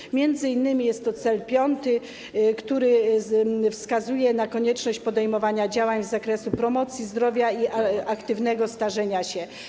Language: Polish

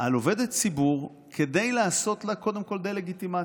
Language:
Hebrew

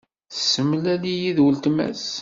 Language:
Kabyle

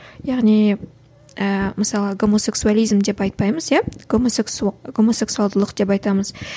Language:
Kazakh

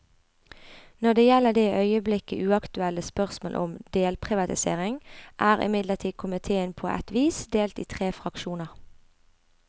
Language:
Norwegian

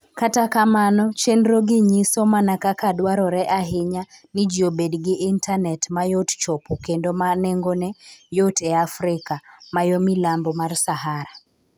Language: Luo (Kenya and Tanzania)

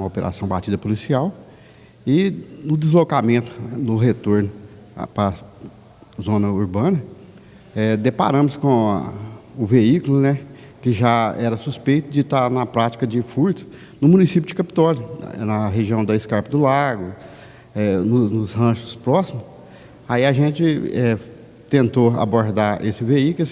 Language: Portuguese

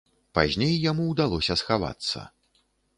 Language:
Belarusian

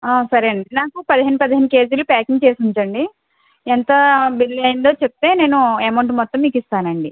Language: Telugu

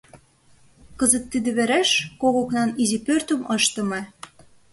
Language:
Mari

